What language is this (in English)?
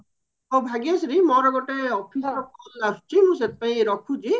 Odia